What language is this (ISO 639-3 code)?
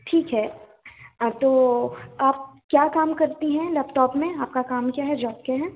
hin